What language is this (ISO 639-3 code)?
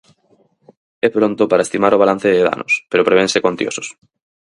glg